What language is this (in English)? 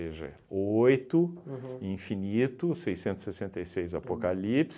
Portuguese